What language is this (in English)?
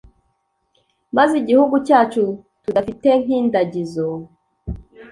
Kinyarwanda